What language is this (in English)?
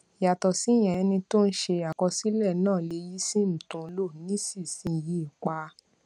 Yoruba